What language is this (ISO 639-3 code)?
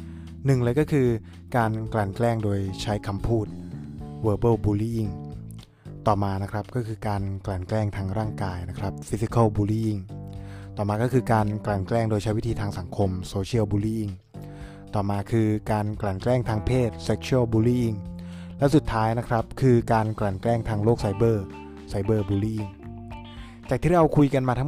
tha